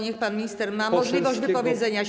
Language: Polish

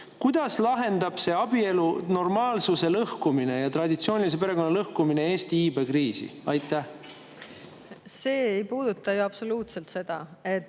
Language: Estonian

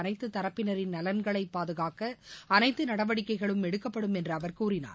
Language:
Tamil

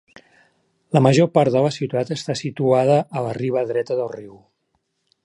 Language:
Catalan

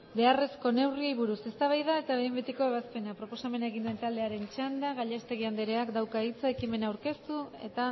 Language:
Basque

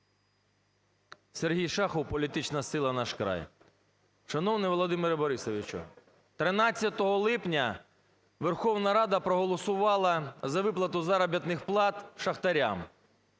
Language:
Ukrainian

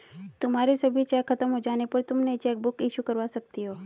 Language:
Hindi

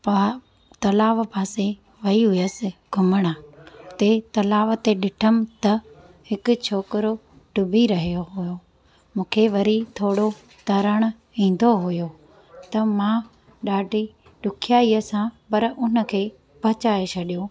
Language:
Sindhi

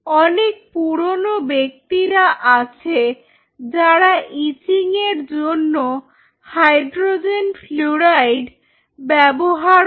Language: Bangla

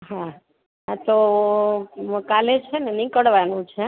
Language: Gujarati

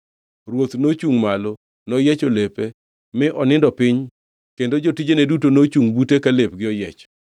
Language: Luo (Kenya and Tanzania)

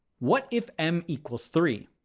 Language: English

